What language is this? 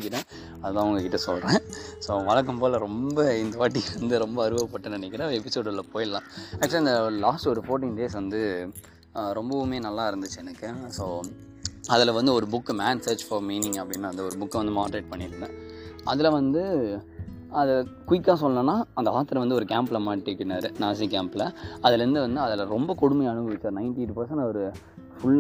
Tamil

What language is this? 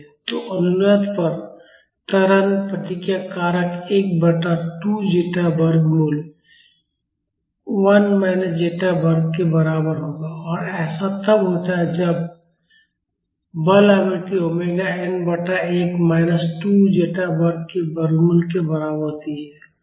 Hindi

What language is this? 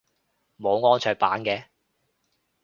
Cantonese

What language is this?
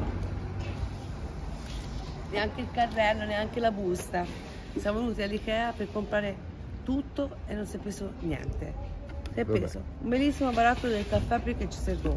Italian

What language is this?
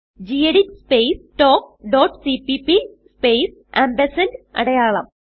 Malayalam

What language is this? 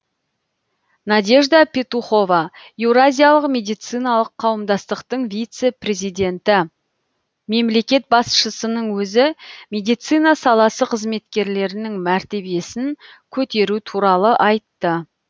Kazakh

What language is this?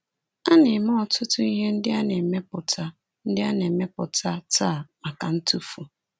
Igbo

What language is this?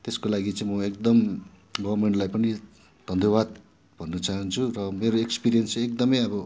Nepali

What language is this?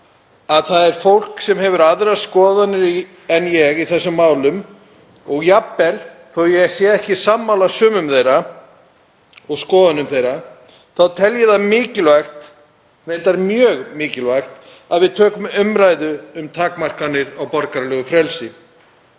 Icelandic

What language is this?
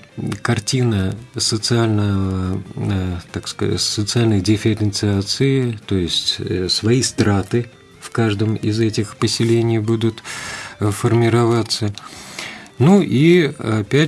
Russian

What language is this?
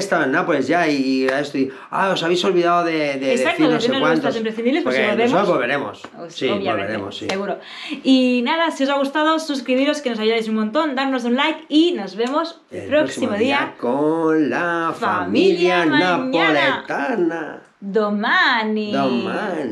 Spanish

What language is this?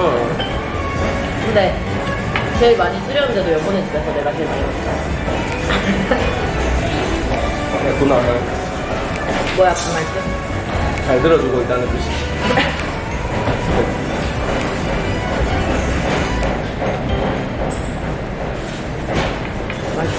Korean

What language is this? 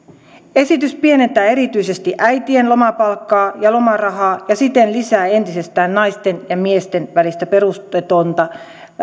Finnish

